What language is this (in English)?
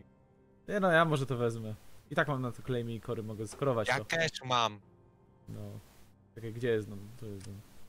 Polish